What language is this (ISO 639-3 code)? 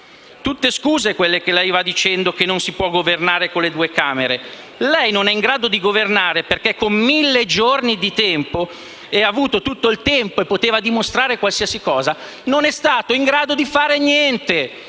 ita